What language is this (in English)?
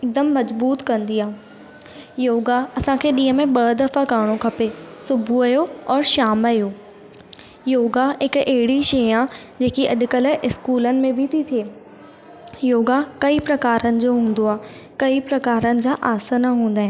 Sindhi